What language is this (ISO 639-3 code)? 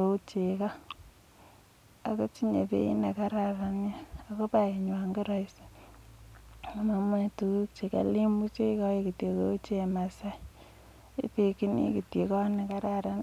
kln